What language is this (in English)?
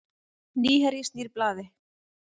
Icelandic